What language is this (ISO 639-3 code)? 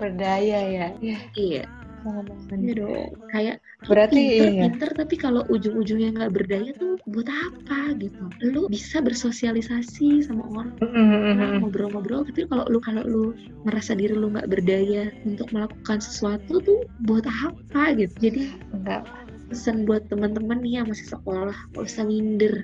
ind